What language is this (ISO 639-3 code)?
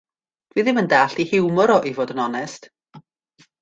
cym